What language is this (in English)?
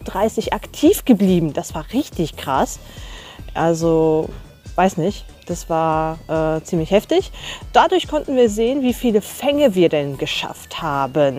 German